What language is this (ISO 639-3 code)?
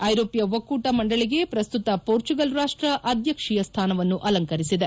kan